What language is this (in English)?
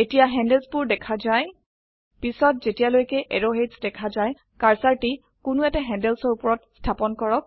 Assamese